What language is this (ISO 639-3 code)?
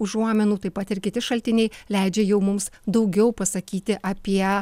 lit